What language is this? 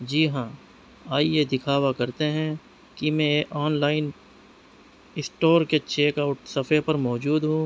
Urdu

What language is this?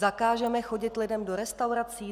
Czech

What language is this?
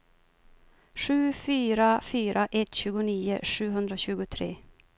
Swedish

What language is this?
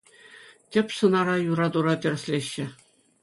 Chuvash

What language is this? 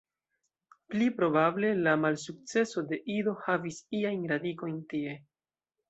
Esperanto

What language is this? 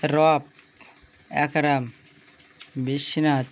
Bangla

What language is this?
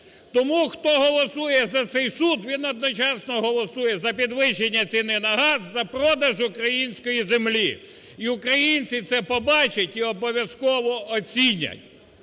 Ukrainian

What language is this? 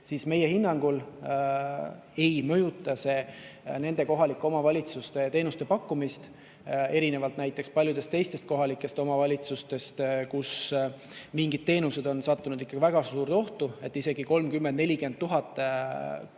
Estonian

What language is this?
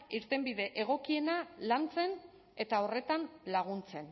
Basque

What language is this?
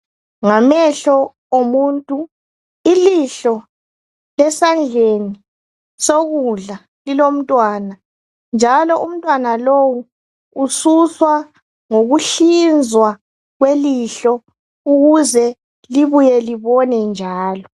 North Ndebele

